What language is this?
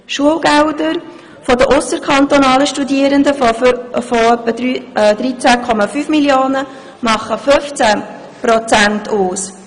Swiss German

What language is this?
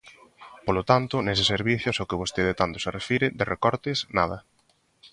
Galician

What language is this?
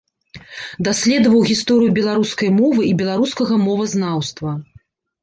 Belarusian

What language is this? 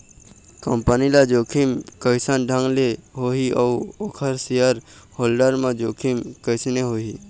Chhattisgarhi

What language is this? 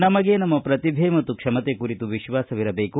Kannada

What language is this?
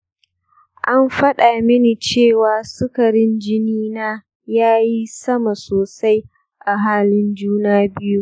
Hausa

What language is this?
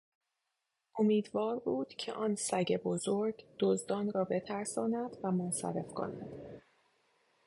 Persian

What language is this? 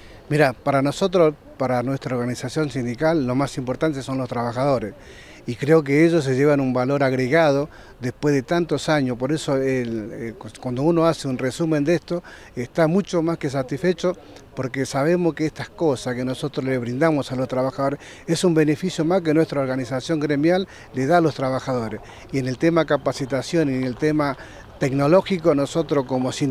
Spanish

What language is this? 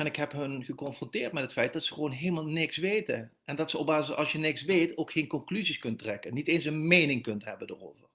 Dutch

